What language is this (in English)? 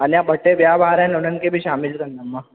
Sindhi